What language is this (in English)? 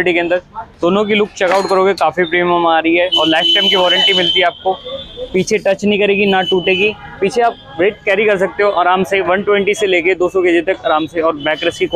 Hindi